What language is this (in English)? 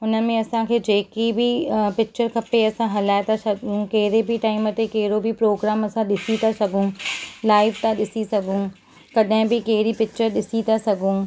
Sindhi